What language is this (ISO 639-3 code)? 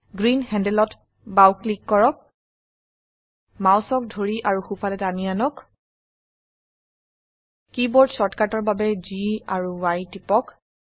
asm